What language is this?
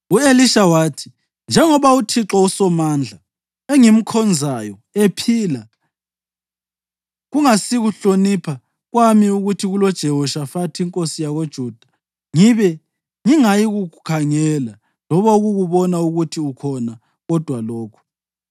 North Ndebele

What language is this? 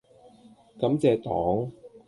Cantonese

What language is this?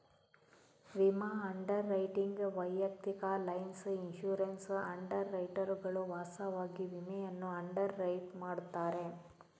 Kannada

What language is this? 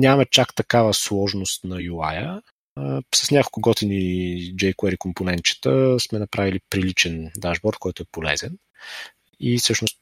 Bulgarian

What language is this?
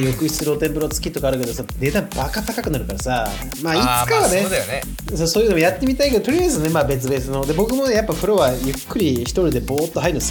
Japanese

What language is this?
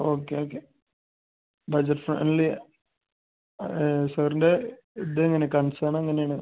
Malayalam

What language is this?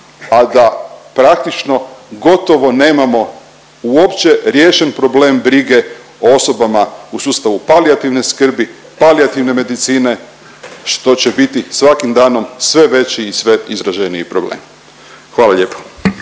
Croatian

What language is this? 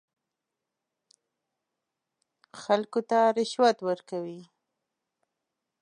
Pashto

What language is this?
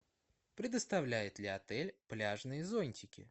Russian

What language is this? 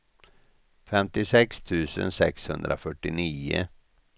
Swedish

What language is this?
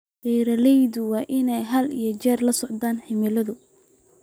Somali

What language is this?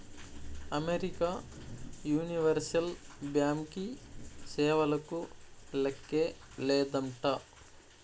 Telugu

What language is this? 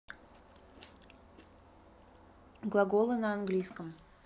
Russian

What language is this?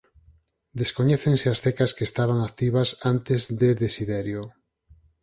Galician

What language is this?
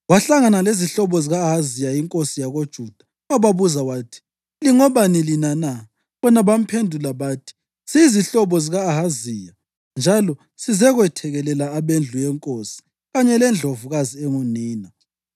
North Ndebele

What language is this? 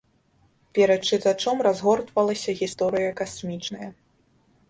Belarusian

